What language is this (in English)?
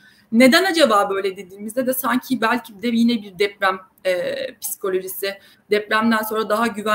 Turkish